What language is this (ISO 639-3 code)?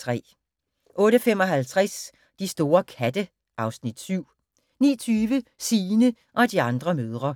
dan